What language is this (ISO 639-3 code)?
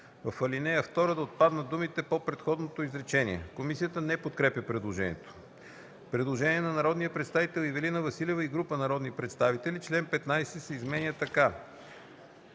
bul